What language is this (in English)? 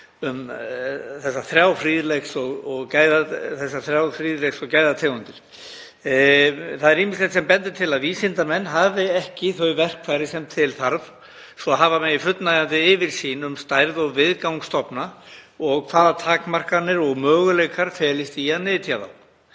Icelandic